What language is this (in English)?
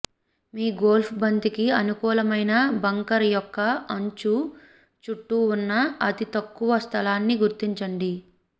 Telugu